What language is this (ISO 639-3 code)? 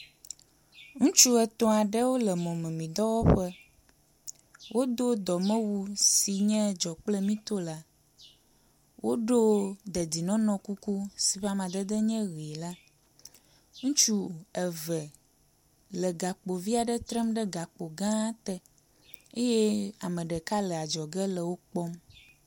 ewe